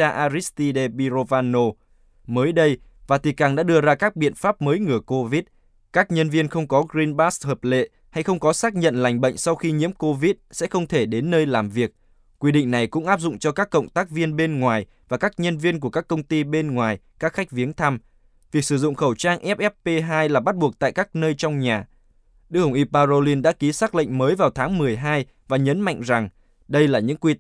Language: Vietnamese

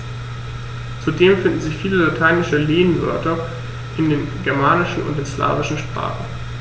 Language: German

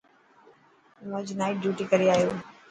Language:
Dhatki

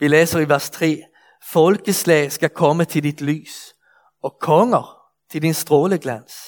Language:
Danish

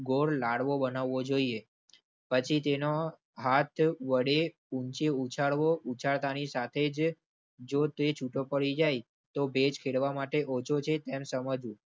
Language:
Gujarati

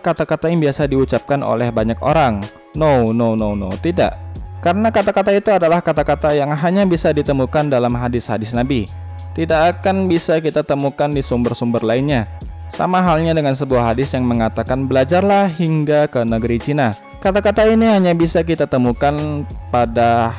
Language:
Indonesian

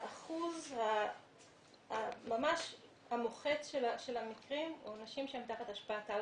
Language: Hebrew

